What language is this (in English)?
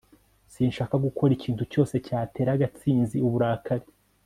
Kinyarwanda